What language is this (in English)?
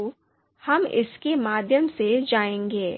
Hindi